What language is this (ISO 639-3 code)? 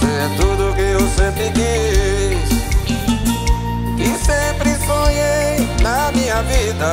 ron